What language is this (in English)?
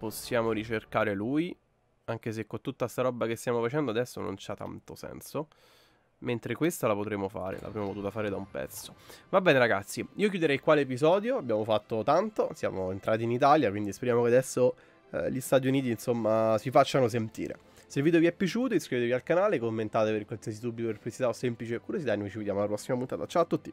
Italian